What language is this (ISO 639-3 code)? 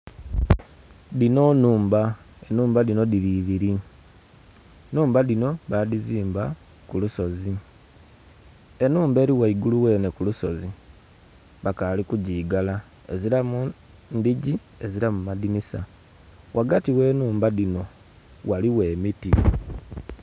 xog